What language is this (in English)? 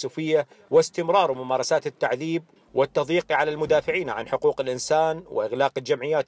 Arabic